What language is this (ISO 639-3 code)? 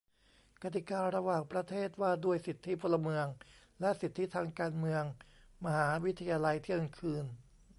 tha